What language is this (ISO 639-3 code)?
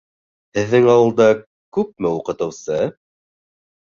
bak